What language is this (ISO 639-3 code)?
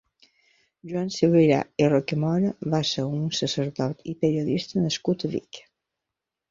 cat